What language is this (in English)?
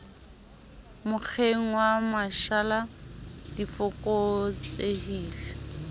Southern Sotho